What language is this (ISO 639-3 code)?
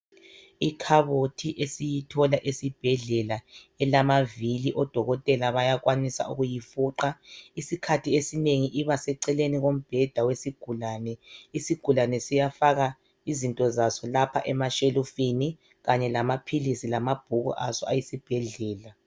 nde